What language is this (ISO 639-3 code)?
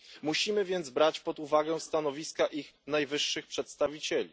pol